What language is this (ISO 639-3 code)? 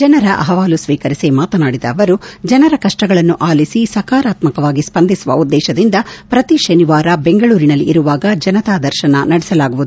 kan